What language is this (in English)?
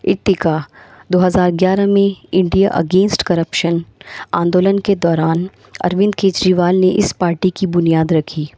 Urdu